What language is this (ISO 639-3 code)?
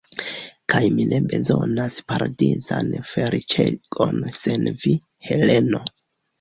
epo